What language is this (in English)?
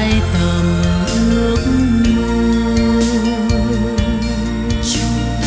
Vietnamese